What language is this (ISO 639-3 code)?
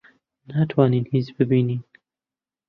ckb